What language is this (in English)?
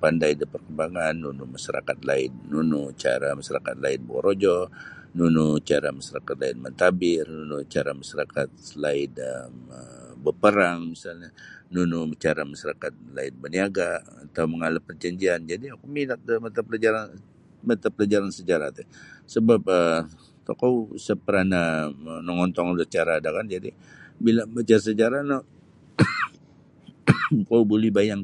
Sabah Bisaya